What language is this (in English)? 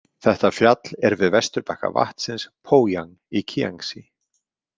Icelandic